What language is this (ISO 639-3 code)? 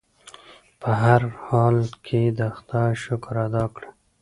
pus